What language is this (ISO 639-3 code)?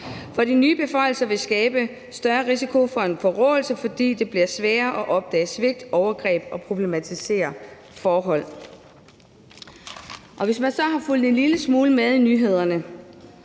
dan